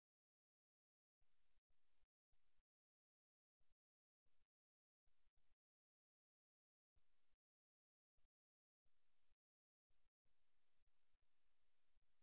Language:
Tamil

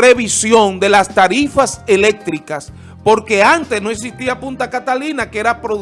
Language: Spanish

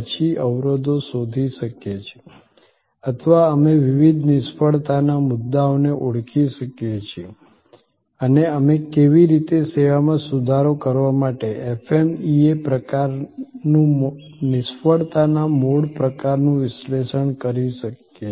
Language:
Gujarati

